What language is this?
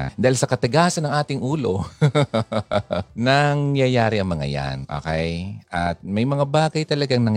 Filipino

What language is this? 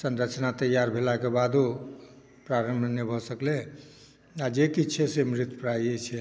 Maithili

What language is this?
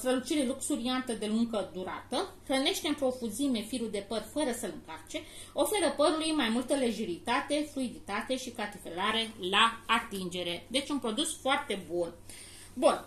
Romanian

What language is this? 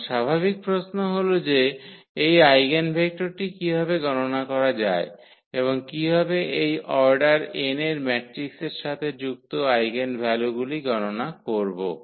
Bangla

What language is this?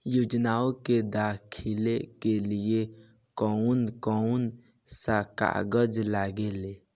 Bhojpuri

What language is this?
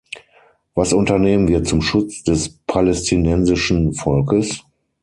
German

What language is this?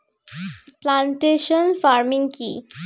Bangla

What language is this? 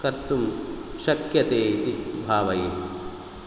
Sanskrit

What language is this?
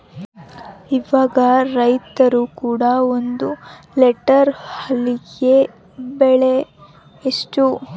Kannada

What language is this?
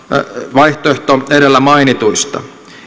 Finnish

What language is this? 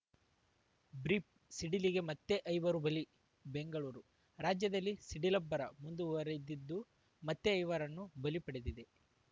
Kannada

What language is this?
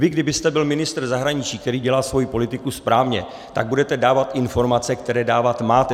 Czech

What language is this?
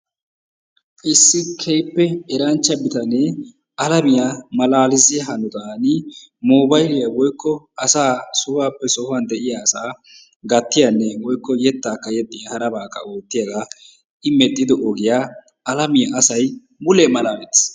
Wolaytta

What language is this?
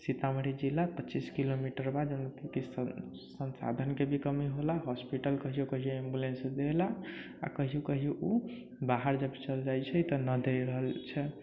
Maithili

